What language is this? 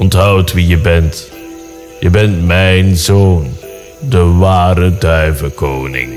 Dutch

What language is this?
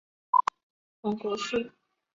Chinese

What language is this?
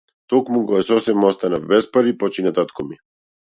Macedonian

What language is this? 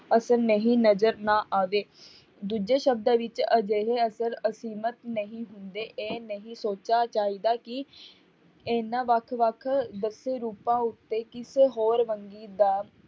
Punjabi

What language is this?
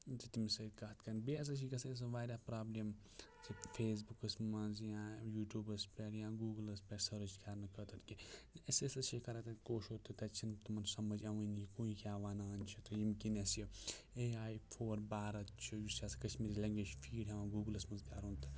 Kashmiri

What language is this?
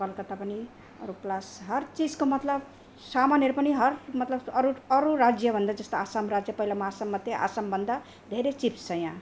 Nepali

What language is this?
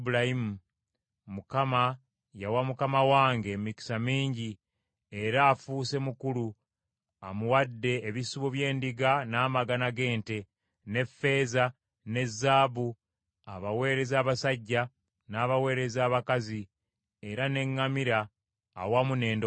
Ganda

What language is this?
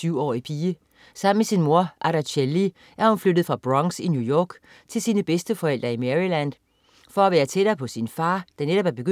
Danish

